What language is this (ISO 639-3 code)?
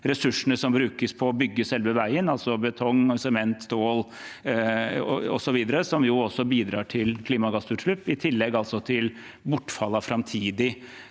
nor